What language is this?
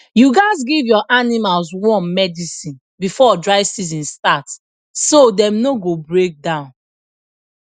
Nigerian Pidgin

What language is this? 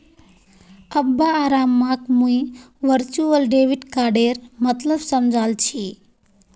Magahi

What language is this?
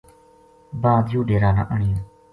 Gujari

